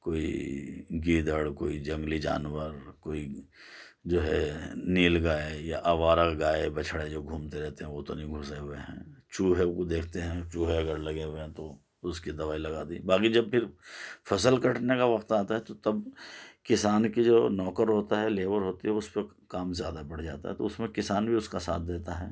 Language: Urdu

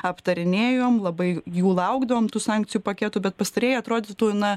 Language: Lithuanian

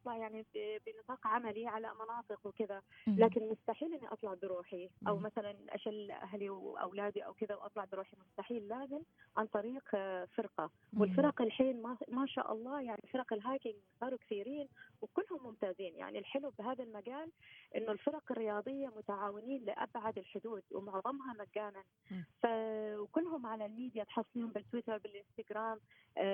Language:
Arabic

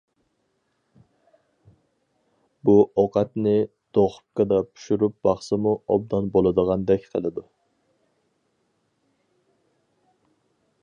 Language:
Uyghur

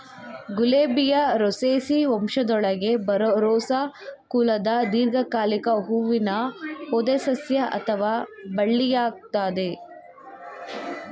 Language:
Kannada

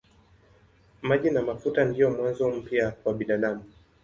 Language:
Swahili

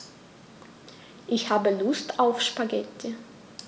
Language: German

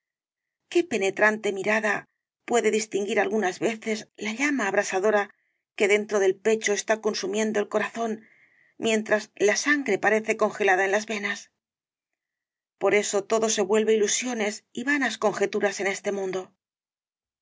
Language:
Spanish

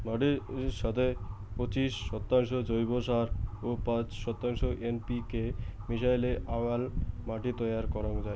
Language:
Bangla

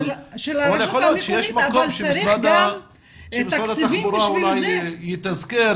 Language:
Hebrew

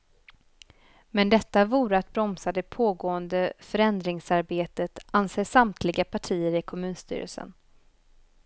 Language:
Swedish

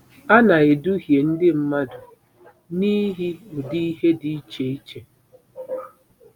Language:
Igbo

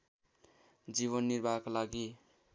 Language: Nepali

